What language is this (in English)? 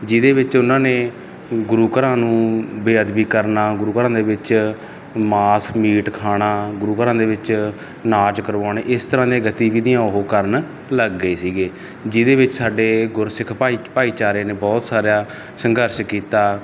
Punjabi